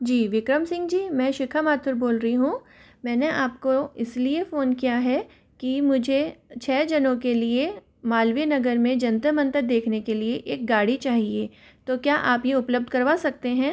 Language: Hindi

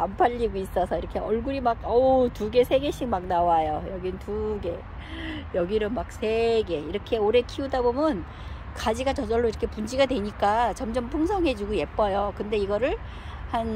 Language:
Korean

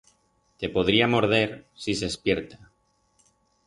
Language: Aragonese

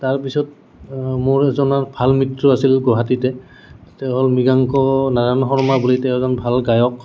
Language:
Assamese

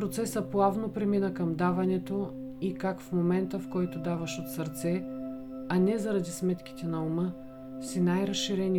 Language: Bulgarian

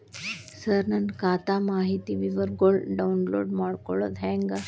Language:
Kannada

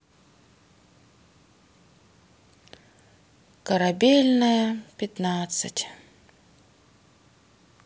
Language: Russian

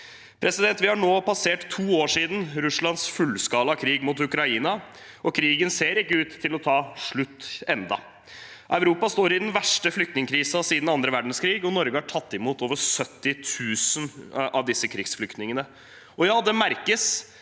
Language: Norwegian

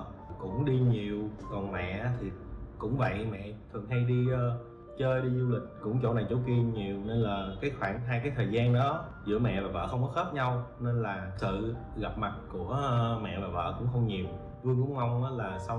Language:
Vietnamese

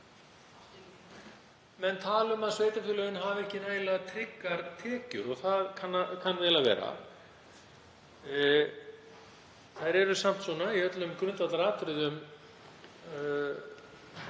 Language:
Icelandic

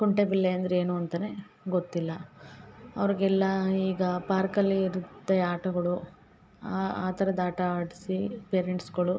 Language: Kannada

